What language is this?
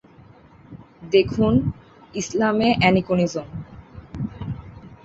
Bangla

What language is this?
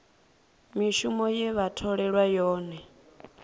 Venda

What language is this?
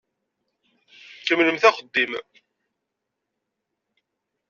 Kabyle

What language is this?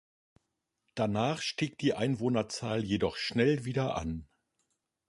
German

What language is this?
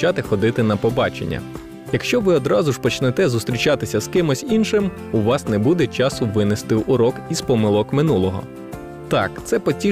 Ukrainian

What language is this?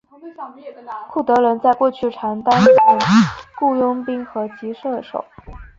Chinese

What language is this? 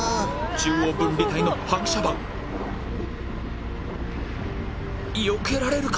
Japanese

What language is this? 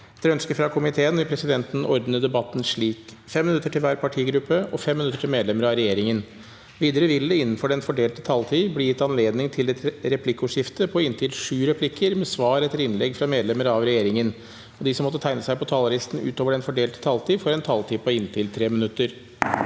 Norwegian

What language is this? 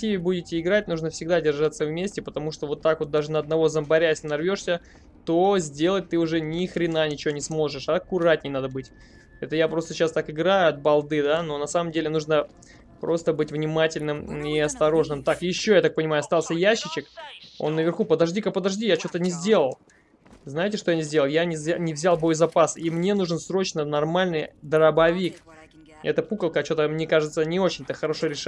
Russian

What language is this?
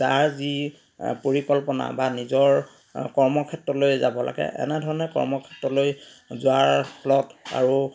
Assamese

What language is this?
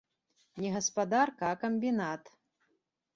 Belarusian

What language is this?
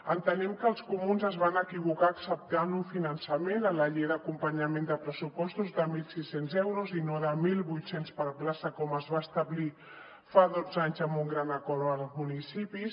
Catalan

